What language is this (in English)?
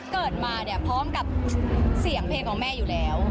Thai